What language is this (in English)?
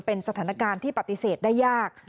Thai